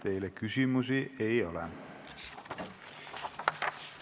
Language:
Estonian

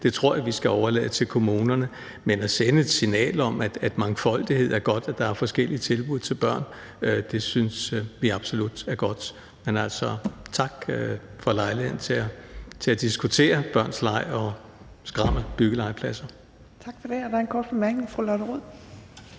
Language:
Danish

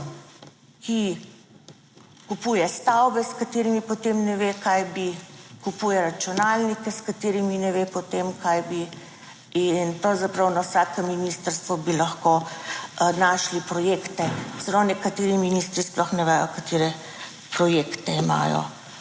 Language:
Slovenian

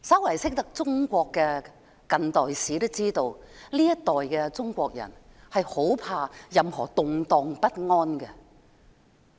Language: Cantonese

